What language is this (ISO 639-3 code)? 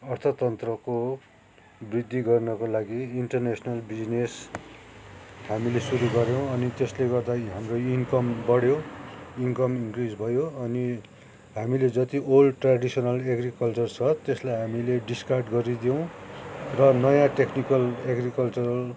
nep